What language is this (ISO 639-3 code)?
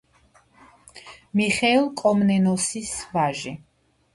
kat